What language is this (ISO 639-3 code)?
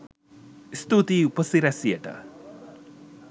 sin